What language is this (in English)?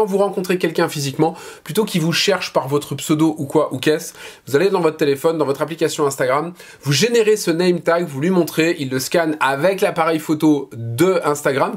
French